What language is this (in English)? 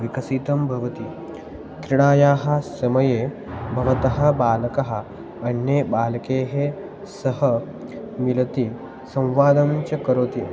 Sanskrit